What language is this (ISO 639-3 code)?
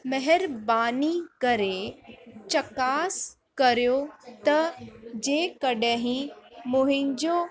snd